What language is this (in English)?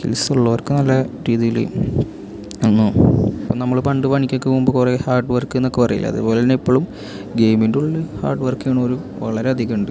Malayalam